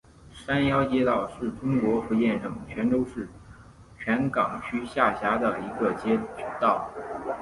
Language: Chinese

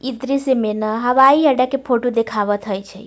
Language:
Maithili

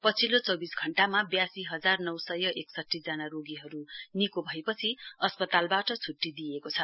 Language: Nepali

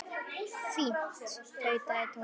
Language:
Icelandic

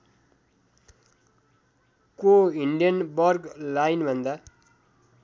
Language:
Nepali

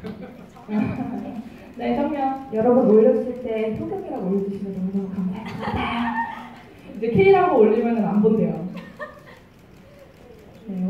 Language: Korean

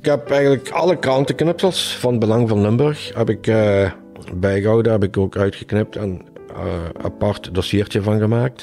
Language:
Dutch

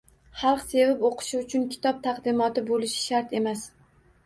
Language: Uzbek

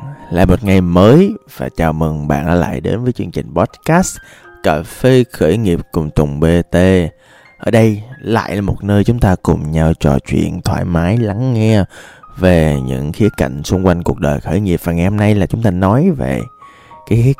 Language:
Vietnamese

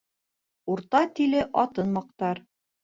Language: Bashkir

